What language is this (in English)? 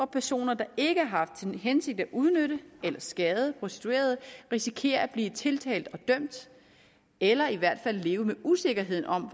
Danish